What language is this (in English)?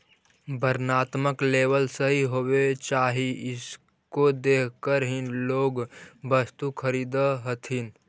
Magahi